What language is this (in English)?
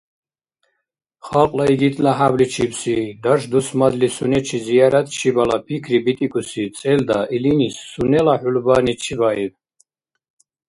Dargwa